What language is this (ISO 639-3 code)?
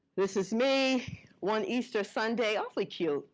eng